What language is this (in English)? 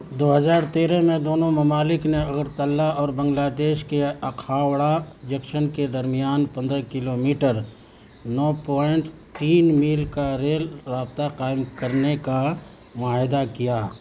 Urdu